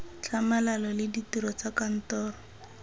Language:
Tswana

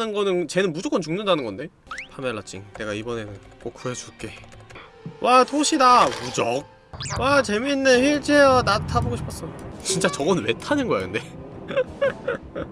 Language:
Korean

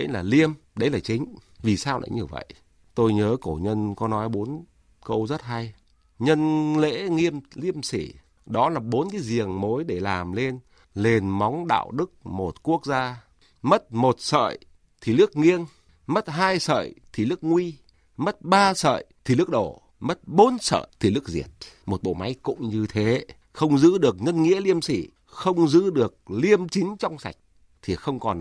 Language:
Vietnamese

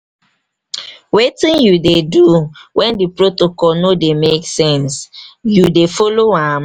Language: Nigerian Pidgin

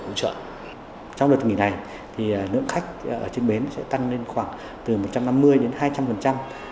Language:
Vietnamese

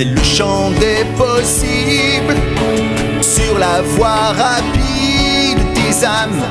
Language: French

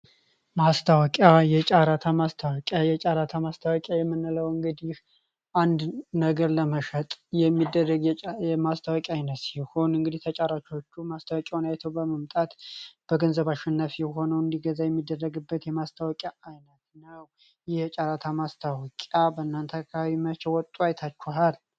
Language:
Amharic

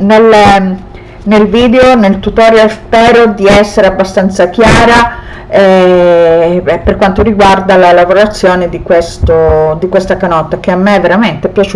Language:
Italian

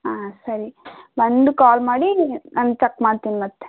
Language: Kannada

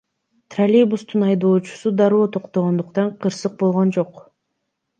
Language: Kyrgyz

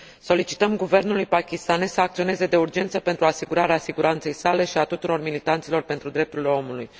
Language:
Romanian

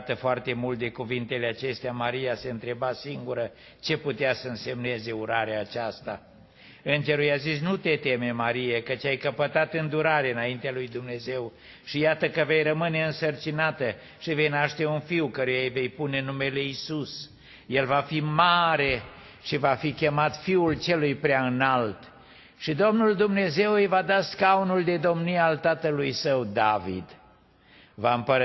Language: Romanian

